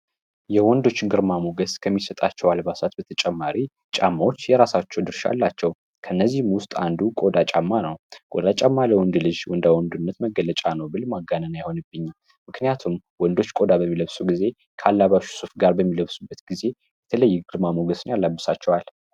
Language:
Amharic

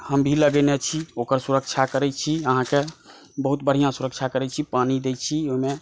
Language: Maithili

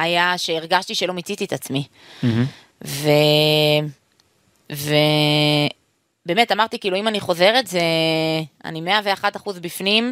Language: Hebrew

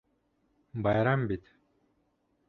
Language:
Bashkir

